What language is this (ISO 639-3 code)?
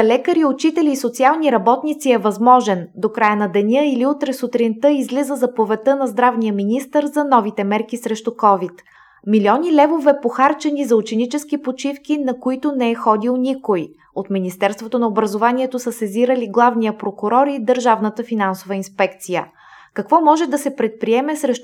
bul